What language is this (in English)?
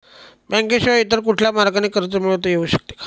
Marathi